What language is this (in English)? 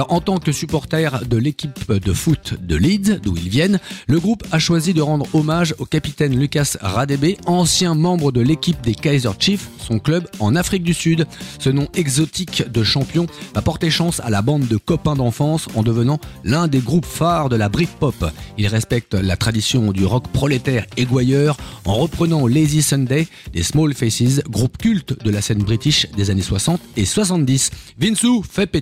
French